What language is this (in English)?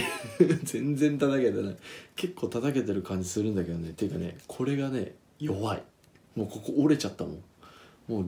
Japanese